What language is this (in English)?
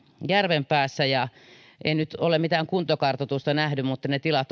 Finnish